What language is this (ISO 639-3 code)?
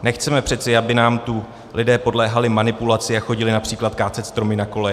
ces